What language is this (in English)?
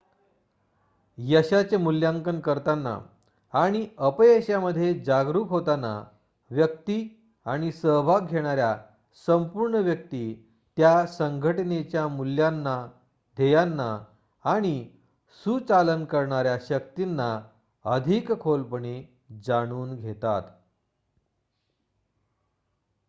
Marathi